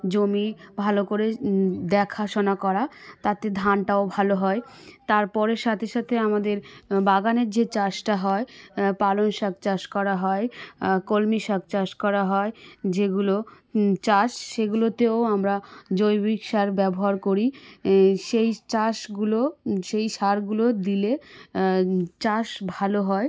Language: Bangla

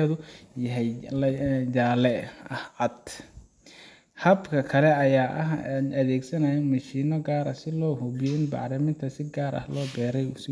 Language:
Somali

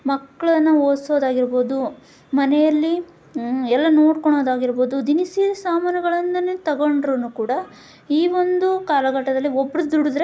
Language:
Kannada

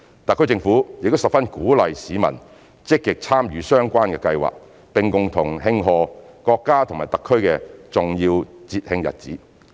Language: Cantonese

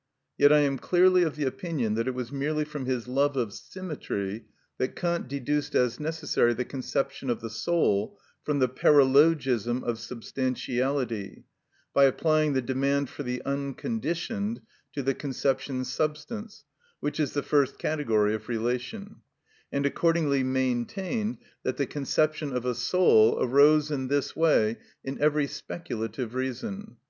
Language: English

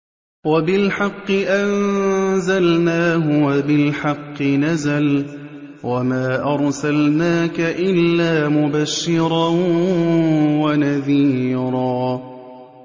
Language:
Arabic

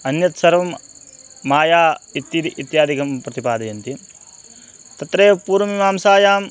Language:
Sanskrit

